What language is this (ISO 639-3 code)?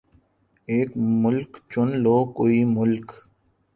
urd